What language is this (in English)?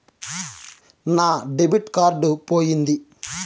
Telugu